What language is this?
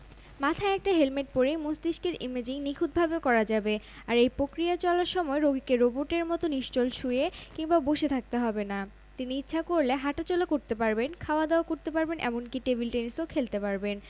Bangla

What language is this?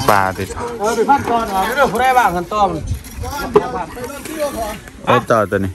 Thai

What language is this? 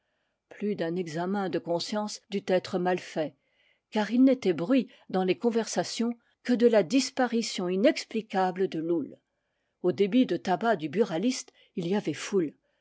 French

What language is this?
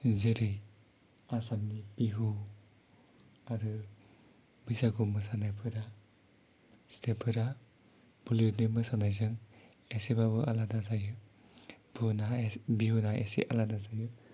Bodo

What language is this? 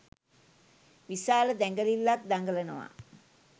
Sinhala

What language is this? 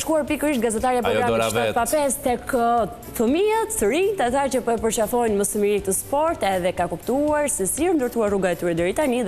Romanian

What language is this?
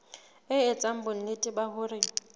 Southern Sotho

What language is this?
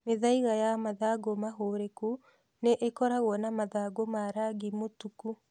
Kikuyu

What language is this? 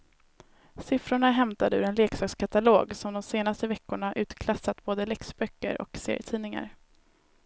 Swedish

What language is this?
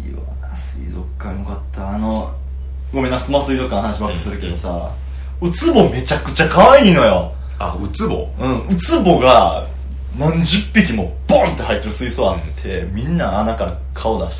Japanese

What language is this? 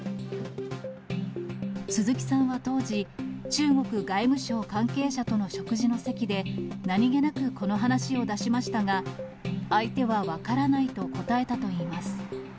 Japanese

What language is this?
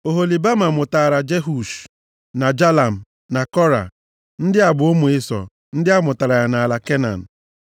Igbo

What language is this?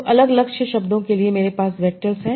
Hindi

